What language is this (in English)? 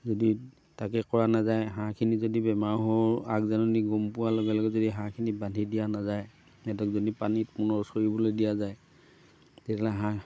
Assamese